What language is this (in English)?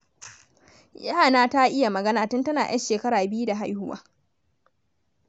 Hausa